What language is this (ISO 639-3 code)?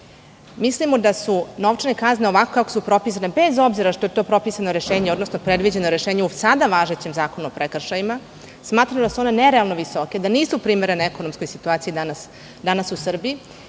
srp